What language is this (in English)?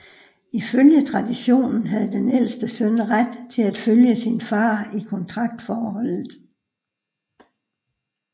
Danish